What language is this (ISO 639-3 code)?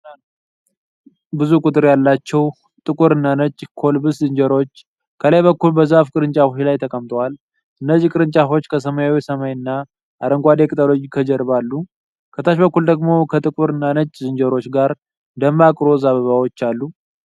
amh